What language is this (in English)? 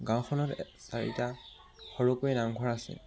Assamese